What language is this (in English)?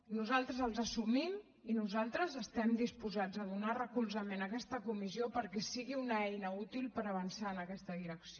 Catalan